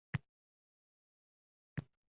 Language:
Uzbek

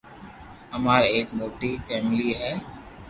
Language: Loarki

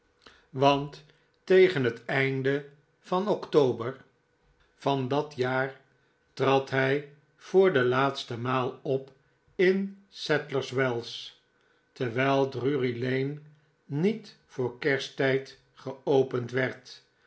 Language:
Dutch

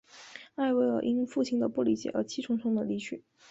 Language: Chinese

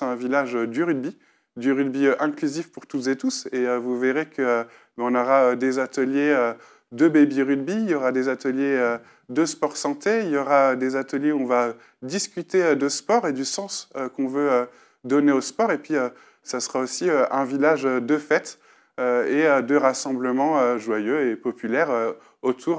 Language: French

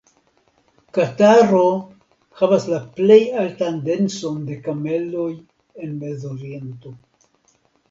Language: Esperanto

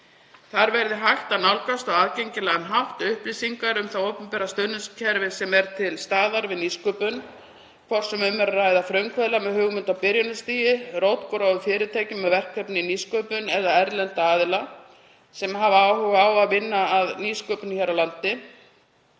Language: Icelandic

